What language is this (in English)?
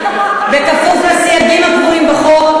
Hebrew